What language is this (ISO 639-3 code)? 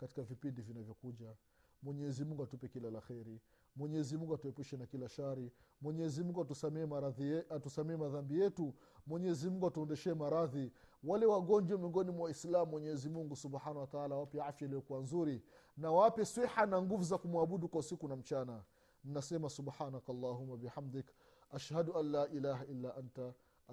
swa